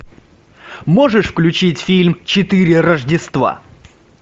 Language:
Russian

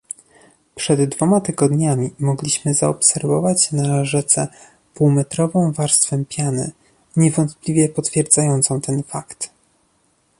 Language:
Polish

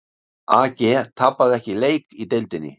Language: Icelandic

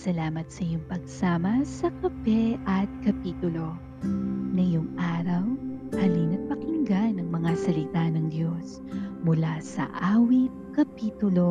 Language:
Filipino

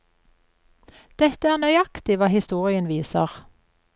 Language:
Norwegian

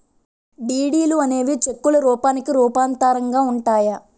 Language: Telugu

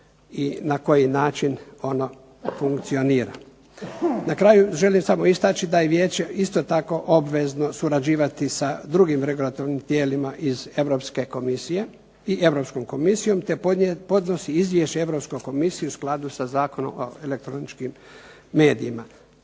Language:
Croatian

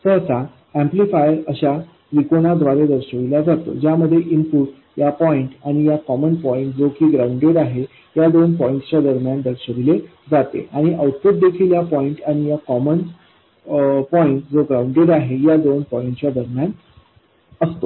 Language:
Marathi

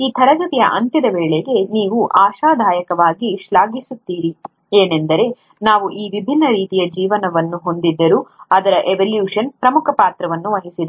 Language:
Kannada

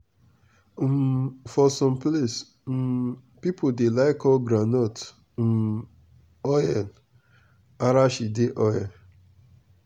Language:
Nigerian Pidgin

